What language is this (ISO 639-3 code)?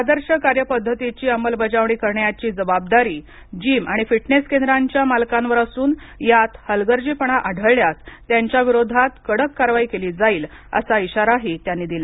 mar